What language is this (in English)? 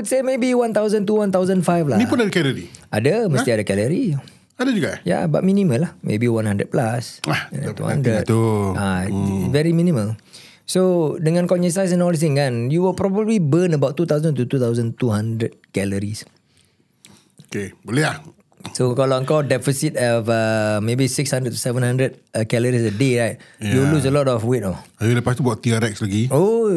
Malay